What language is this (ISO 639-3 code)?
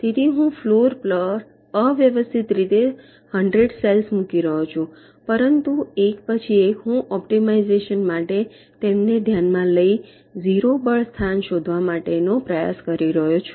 guj